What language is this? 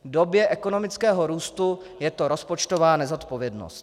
Czech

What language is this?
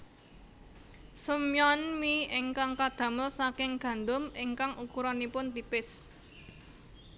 Javanese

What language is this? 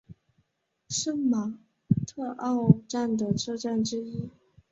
Chinese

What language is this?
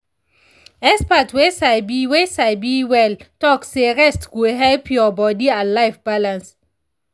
Nigerian Pidgin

